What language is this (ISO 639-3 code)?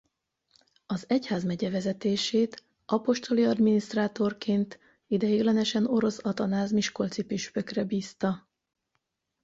hun